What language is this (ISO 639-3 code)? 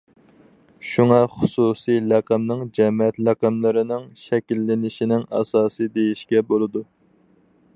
uig